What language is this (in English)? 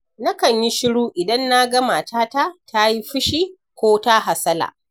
Hausa